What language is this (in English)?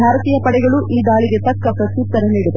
Kannada